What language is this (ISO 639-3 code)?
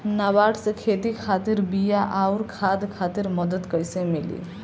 bho